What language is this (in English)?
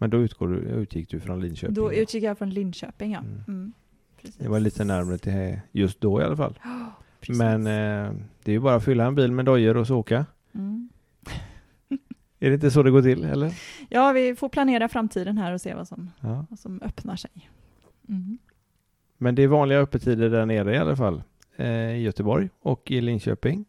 Swedish